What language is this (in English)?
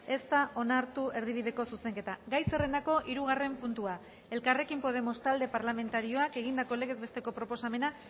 Basque